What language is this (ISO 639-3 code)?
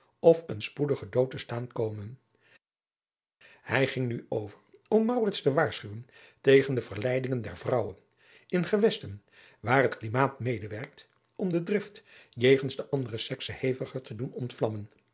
nld